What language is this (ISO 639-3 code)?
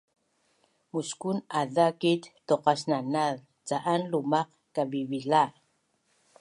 bnn